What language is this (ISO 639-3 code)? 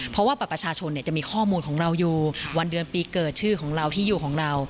tha